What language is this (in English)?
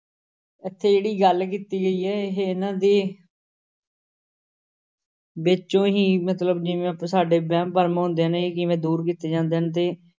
Punjabi